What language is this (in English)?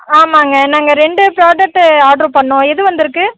Tamil